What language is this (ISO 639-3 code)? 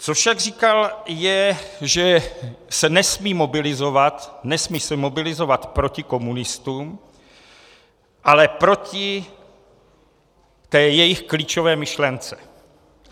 ces